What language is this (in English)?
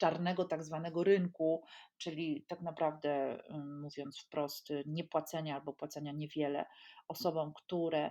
Polish